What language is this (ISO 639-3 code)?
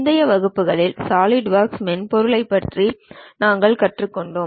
tam